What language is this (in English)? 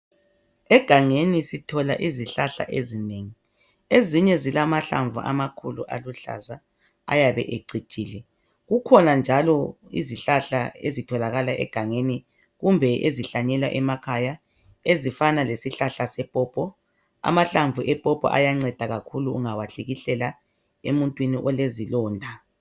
North Ndebele